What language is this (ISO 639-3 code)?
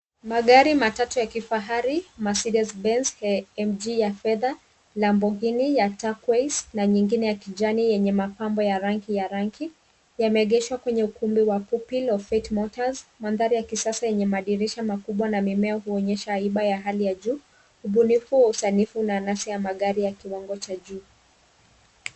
swa